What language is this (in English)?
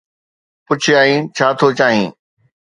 Sindhi